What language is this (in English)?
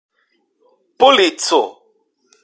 Esperanto